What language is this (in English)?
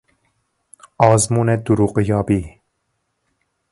Persian